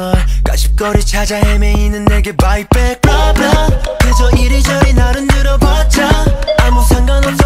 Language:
Korean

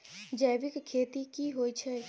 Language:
Maithili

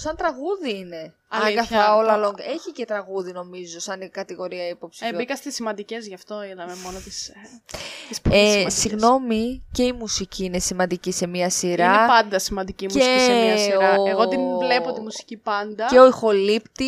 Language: Greek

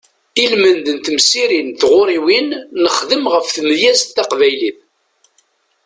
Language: Kabyle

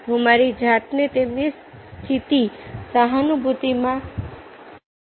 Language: Gujarati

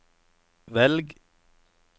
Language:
Norwegian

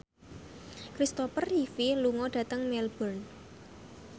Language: Javanese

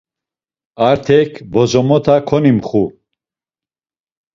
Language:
Laz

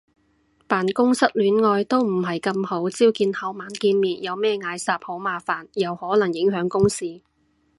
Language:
Cantonese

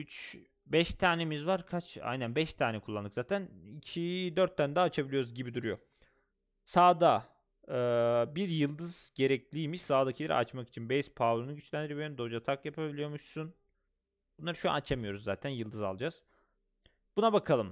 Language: Turkish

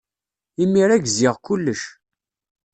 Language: Kabyle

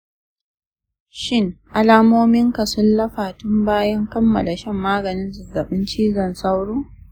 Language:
Hausa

